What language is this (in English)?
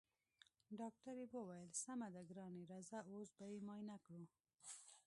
Pashto